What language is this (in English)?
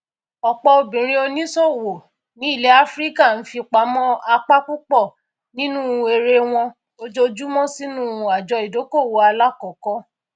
Yoruba